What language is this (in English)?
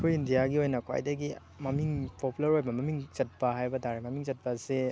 Manipuri